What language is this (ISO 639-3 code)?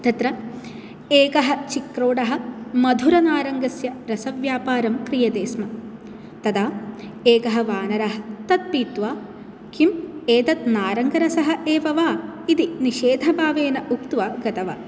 san